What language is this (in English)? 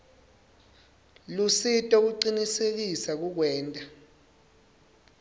Swati